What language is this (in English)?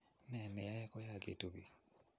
Kalenjin